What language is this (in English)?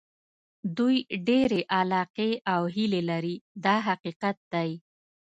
Pashto